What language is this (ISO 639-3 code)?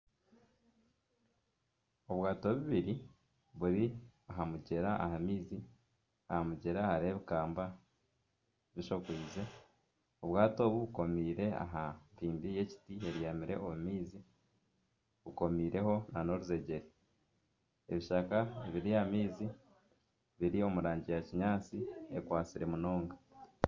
nyn